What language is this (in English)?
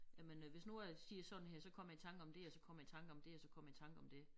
Danish